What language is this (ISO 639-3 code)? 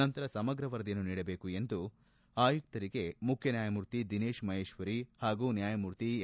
kan